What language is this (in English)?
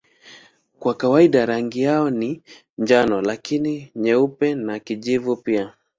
Swahili